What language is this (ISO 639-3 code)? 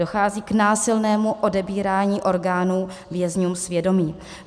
ces